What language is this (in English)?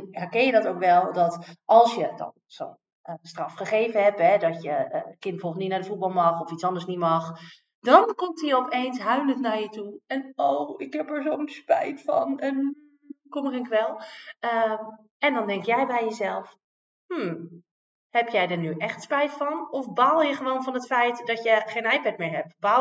Dutch